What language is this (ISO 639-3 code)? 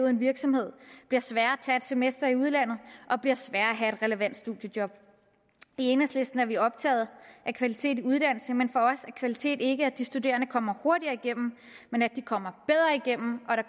dan